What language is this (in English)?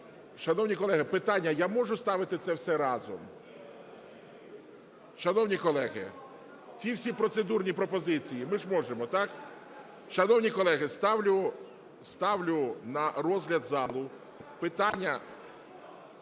Ukrainian